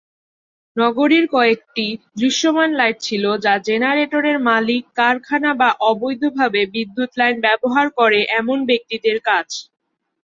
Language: Bangla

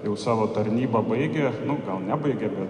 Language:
Lithuanian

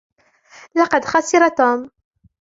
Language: Arabic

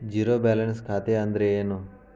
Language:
Kannada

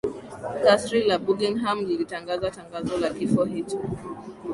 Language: Swahili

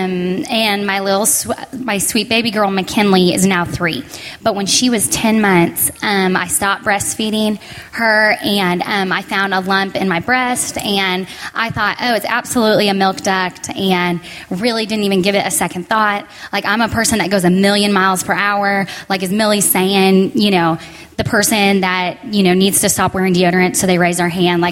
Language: English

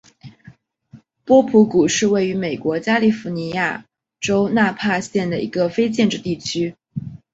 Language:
Chinese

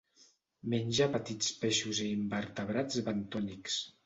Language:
Catalan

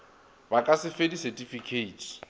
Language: Northern Sotho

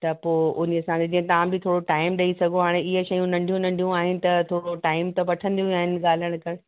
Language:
Sindhi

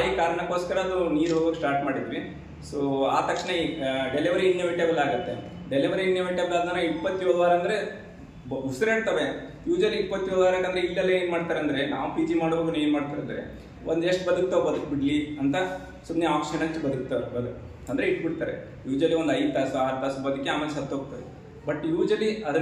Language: Hindi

